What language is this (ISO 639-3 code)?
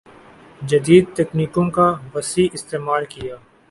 urd